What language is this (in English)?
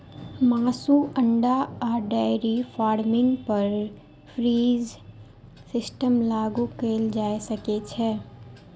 Maithili